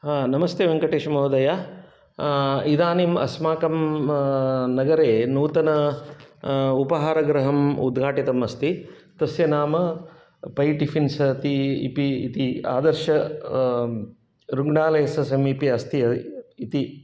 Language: Sanskrit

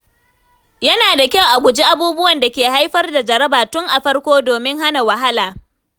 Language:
Hausa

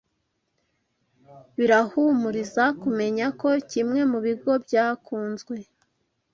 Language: Kinyarwanda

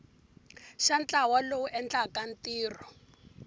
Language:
Tsonga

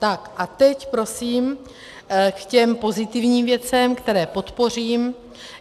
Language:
Czech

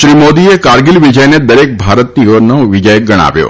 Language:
Gujarati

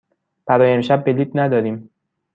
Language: Persian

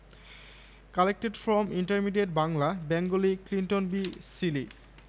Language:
Bangla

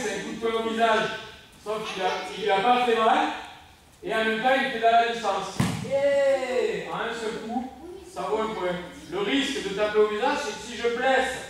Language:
French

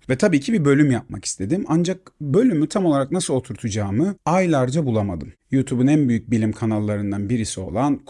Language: Turkish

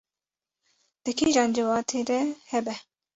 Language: Kurdish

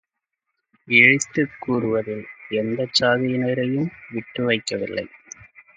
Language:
Tamil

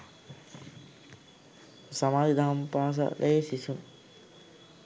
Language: Sinhala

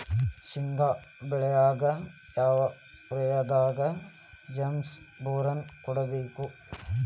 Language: Kannada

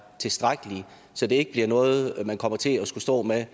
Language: Danish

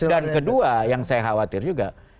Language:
Indonesian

